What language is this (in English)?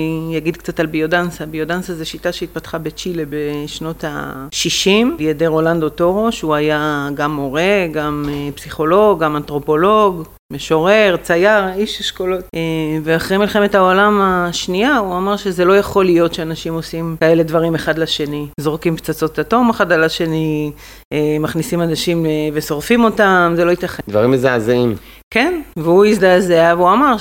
Hebrew